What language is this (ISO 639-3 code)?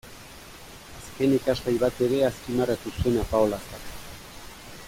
eus